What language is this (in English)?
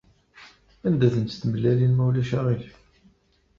Kabyle